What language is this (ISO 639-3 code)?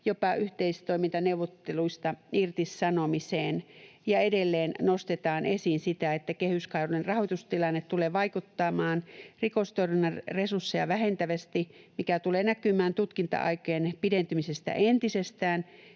fin